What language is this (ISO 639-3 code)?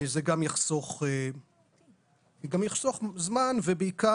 heb